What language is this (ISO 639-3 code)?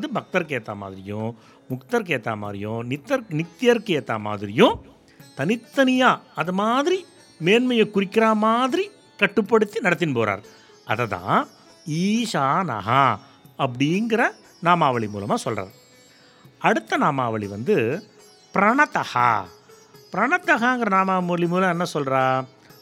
tam